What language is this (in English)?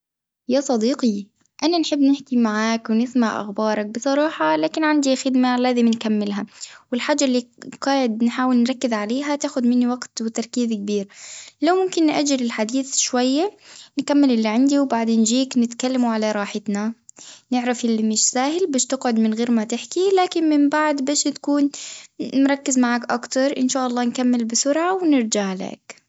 Tunisian Arabic